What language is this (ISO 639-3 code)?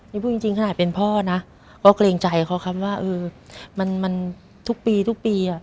tha